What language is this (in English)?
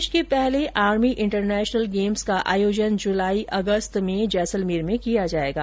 Hindi